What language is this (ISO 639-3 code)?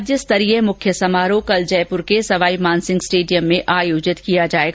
hin